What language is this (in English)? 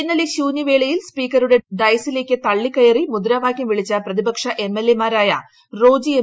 Malayalam